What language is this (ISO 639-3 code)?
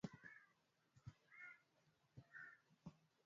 swa